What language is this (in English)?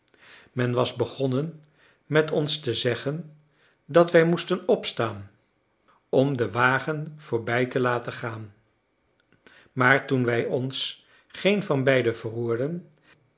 Dutch